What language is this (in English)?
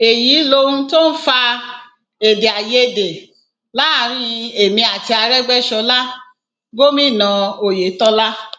Yoruba